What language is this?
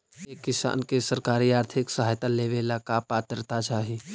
Magahi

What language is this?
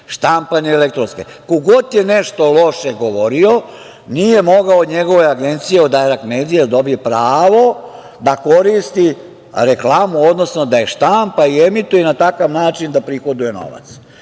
Serbian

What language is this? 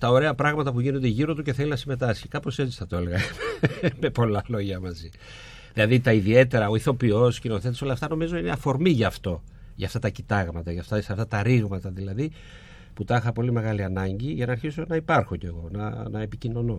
Greek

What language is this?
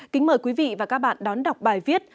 Vietnamese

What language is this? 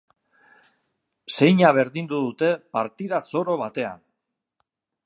Basque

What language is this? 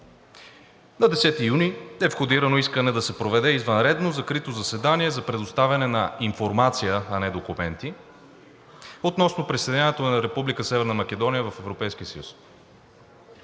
Bulgarian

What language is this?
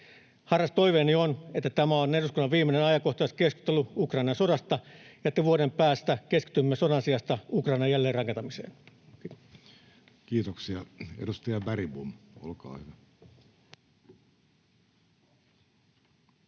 Finnish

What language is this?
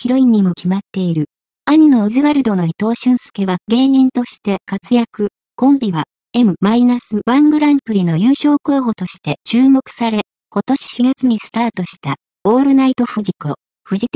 Japanese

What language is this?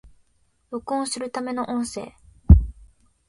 Japanese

